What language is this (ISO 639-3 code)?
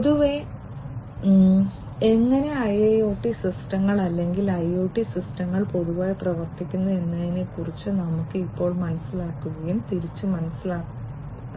mal